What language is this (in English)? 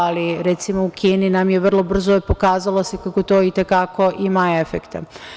Serbian